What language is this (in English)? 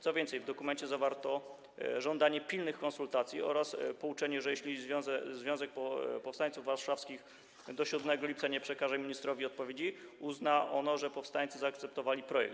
Polish